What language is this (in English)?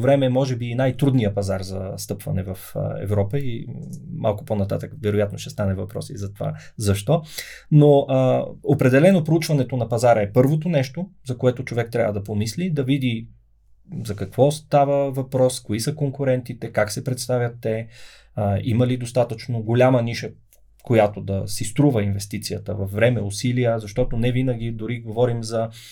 Bulgarian